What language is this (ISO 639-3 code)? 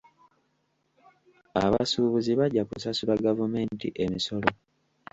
lug